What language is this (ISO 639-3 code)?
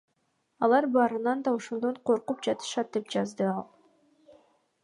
kir